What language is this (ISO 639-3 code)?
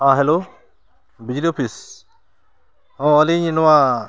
sat